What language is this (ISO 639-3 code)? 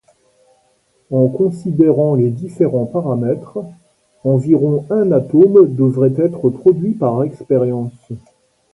fra